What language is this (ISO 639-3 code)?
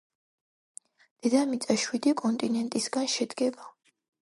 kat